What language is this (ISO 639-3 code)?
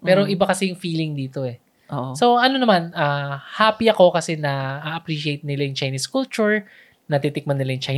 fil